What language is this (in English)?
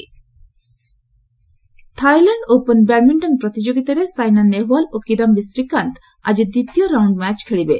Odia